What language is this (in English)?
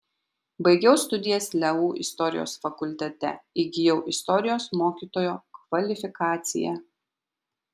Lithuanian